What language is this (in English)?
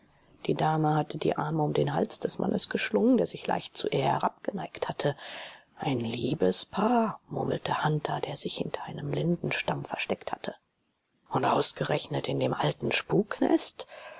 German